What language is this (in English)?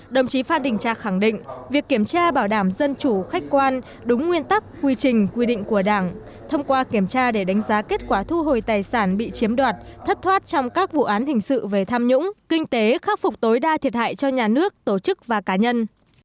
Vietnamese